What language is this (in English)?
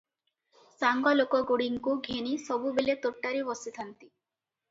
Odia